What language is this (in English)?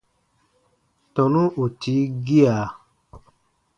Baatonum